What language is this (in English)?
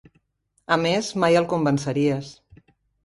Catalan